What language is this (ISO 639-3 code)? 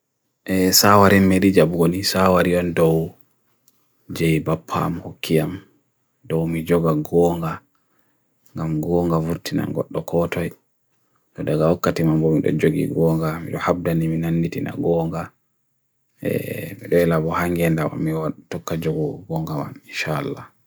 fui